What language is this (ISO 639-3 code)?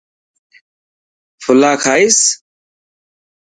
mki